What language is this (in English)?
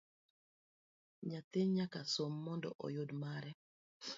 Luo (Kenya and Tanzania)